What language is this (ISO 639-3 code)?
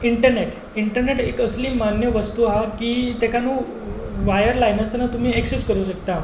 kok